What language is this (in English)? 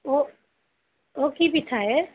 Assamese